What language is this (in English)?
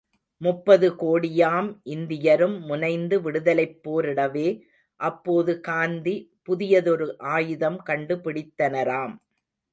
Tamil